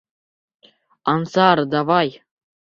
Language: Bashkir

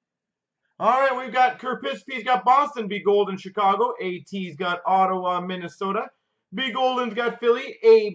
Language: English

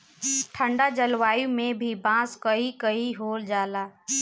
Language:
Bhojpuri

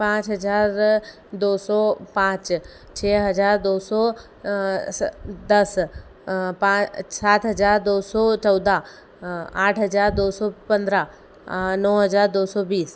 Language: Hindi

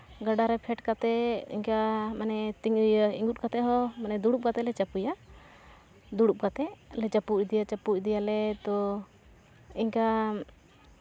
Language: Santali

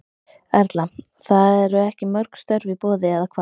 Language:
Icelandic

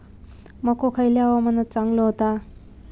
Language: Marathi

